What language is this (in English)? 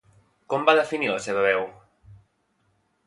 Catalan